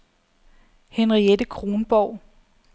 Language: Danish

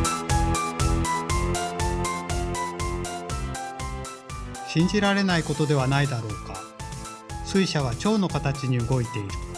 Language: Japanese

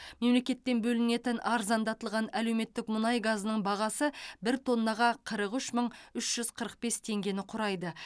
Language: Kazakh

